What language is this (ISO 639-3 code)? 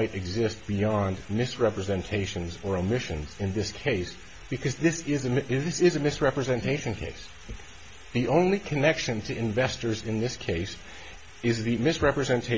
eng